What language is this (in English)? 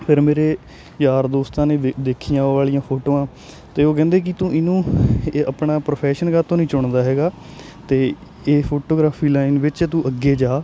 Punjabi